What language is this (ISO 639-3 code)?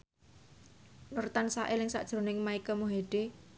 jav